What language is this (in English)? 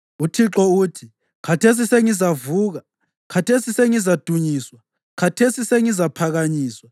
North Ndebele